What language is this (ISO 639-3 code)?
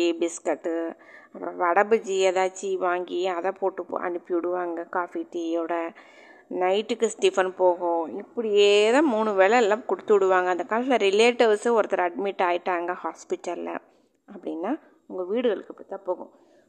tam